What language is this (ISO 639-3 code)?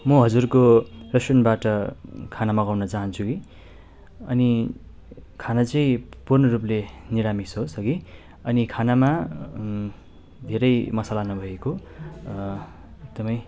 nep